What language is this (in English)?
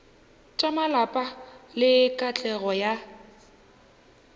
Northern Sotho